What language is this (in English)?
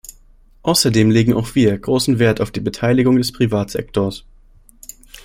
German